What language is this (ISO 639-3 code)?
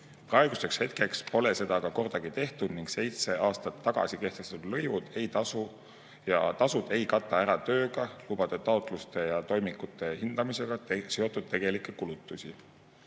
est